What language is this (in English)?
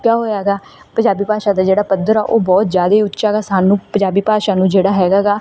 Punjabi